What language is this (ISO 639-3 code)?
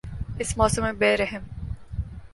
urd